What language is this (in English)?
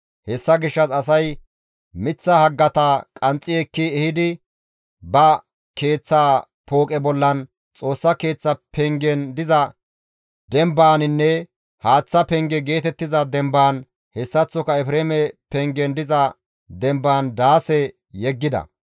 Gamo